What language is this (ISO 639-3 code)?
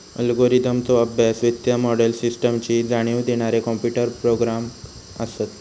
mar